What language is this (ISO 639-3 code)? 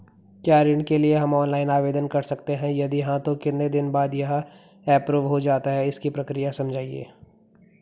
hin